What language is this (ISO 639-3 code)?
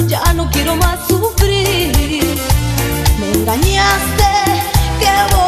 kor